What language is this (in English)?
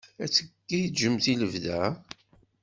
Kabyle